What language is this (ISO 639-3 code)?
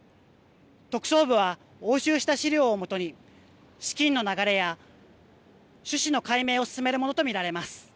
jpn